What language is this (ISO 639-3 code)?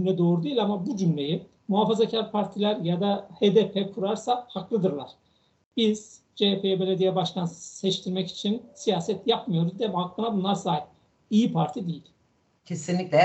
tur